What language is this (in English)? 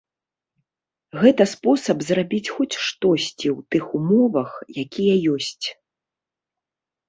Belarusian